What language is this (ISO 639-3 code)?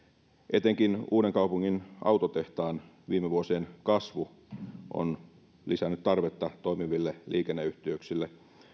fin